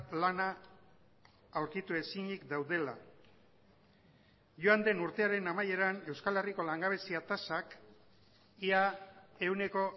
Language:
Basque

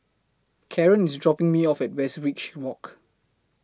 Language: English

